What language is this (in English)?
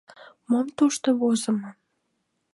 Mari